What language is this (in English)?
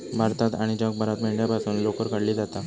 Marathi